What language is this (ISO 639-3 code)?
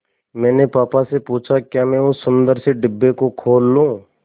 hin